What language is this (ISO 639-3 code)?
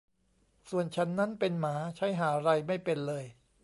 tha